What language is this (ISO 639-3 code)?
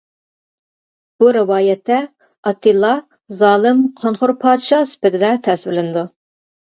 uig